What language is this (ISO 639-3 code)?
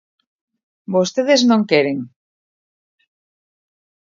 glg